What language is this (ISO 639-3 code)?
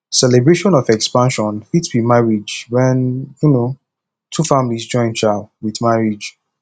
pcm